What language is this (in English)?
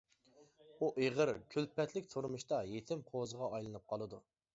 Uyghur